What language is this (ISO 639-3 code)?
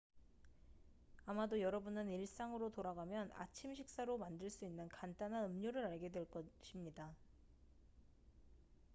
kor